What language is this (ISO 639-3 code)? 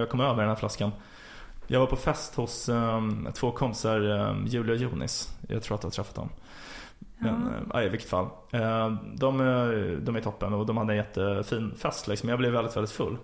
swe